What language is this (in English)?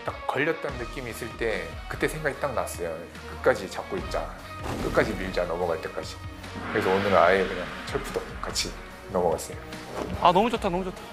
Korean